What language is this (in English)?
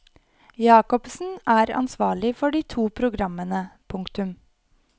Norwegian